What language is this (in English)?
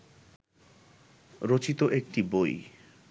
Bangla